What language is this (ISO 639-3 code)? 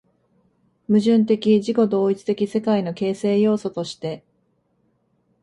jpn